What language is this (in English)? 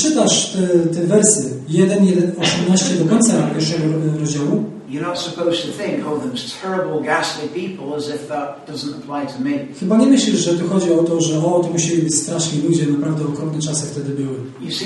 Polish